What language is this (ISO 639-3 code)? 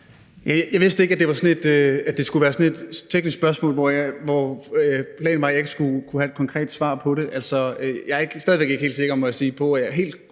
dan